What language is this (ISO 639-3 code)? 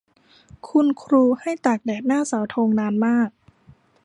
tha